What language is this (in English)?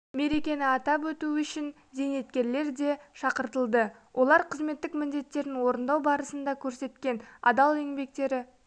Kazakh